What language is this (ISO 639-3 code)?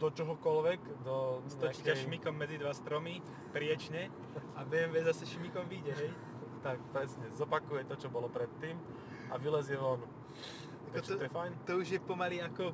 slk